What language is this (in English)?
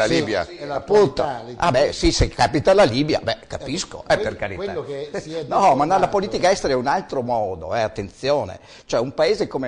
Italian